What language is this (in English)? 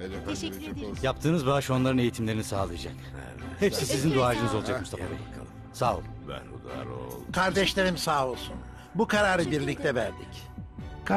Turkish